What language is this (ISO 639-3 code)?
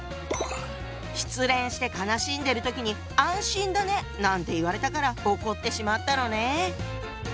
jpn